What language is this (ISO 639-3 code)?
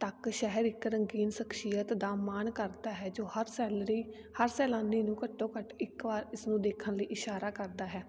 pan